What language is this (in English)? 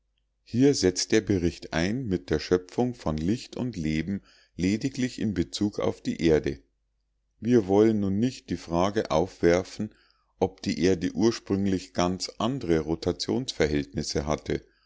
German